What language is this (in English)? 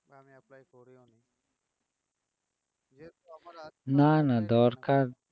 Bangla